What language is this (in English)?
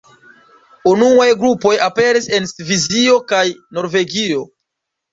Esperanto